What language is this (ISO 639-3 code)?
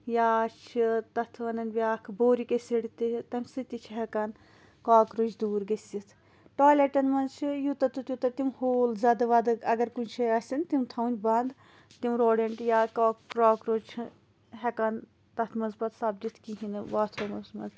kas